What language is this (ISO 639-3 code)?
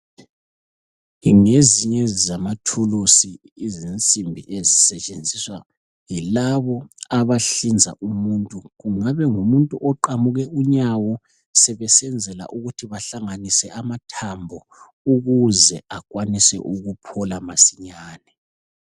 nde